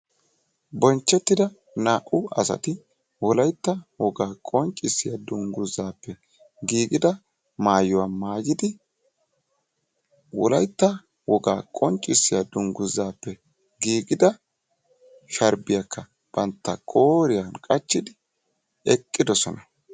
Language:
Wolaytta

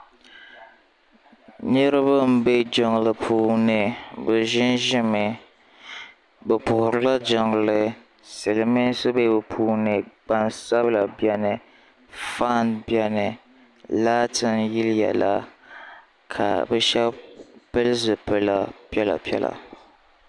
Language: Dagbani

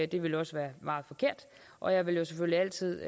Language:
Danish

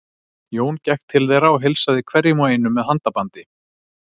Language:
Icelandic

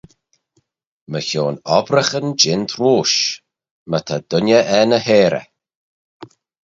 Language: Manx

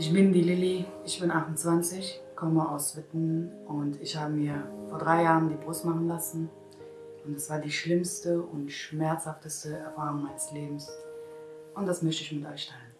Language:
German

